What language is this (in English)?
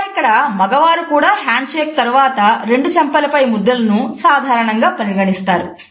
Telugu